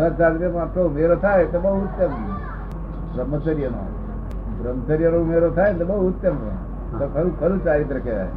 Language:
Gujarati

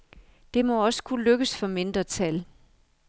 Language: Danish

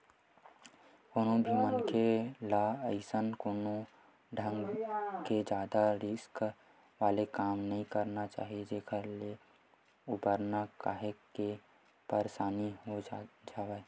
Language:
Chhattisgarhi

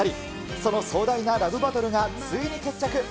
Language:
Japanese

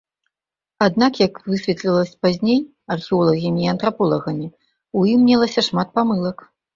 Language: Belarusian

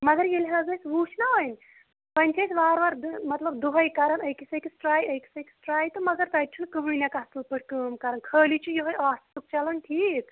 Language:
Kashmiri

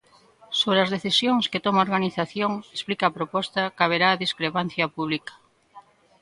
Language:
Galician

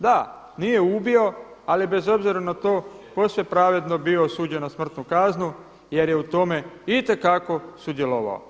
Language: Croatian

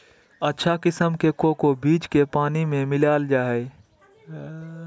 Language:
Magahi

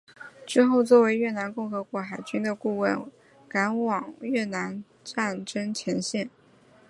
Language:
Chinese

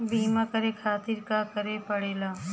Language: Bhojpuri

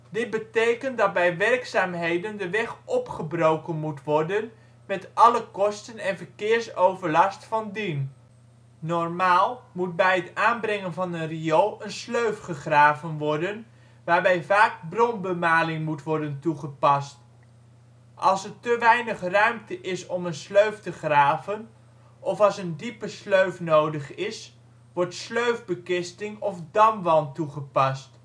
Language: Dutch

